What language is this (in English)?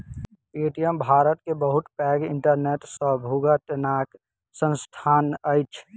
Maithili